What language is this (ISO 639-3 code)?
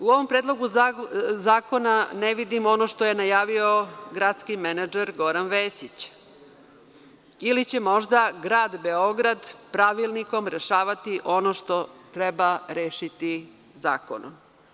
srp